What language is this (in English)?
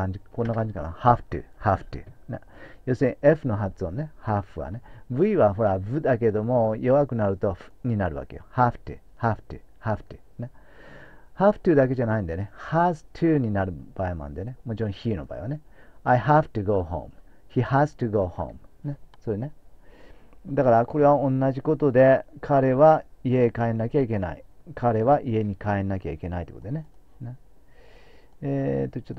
Japanese